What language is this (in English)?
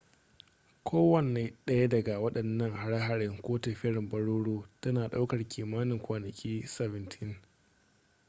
Hausa